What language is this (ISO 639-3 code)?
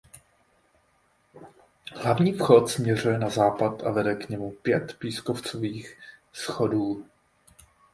ces